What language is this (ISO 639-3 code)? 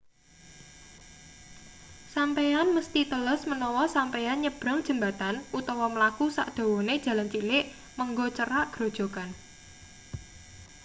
jav